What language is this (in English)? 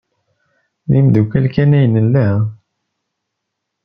Kabyle